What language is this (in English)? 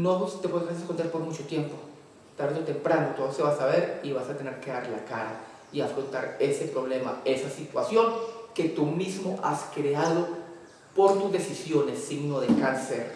Spanish